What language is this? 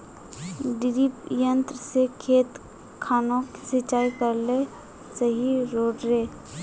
Magahi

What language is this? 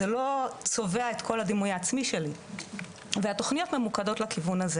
Hebrew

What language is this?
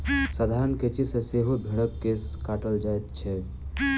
Maithili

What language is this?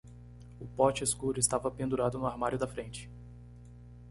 Portuguese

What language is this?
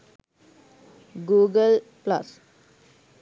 Sinhala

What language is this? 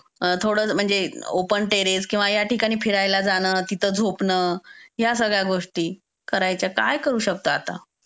Marathi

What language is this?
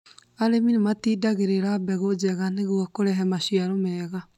Kikuyu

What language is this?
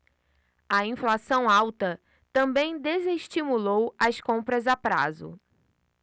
Portuguese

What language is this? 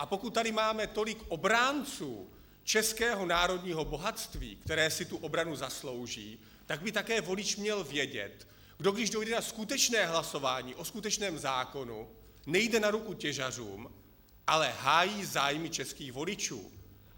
Czech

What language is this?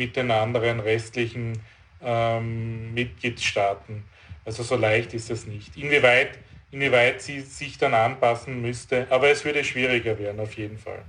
German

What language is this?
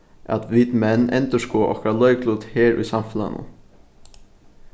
Faroese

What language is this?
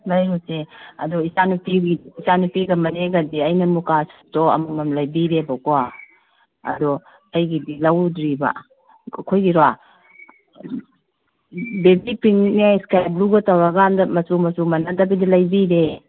Manipuri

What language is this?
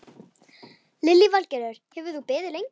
Icelandic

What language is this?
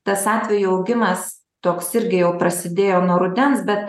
Lithuanian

